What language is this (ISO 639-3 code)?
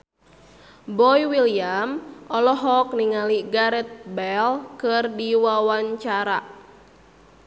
sun